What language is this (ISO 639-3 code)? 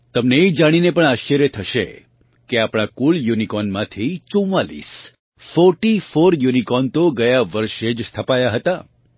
guj